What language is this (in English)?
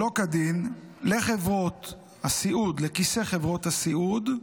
Hebrew